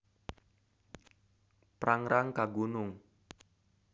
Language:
Sundanese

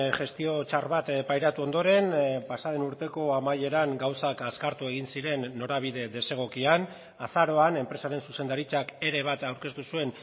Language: Basque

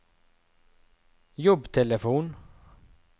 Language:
Norwegian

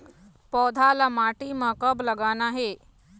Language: Chhattisgarhi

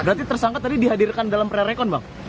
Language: Indonesian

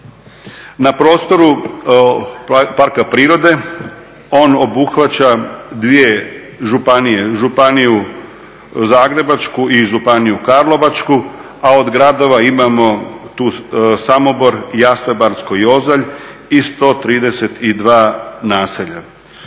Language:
Croatian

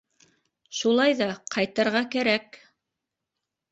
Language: Bashkir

